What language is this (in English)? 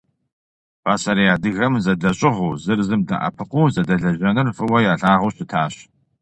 Kabardian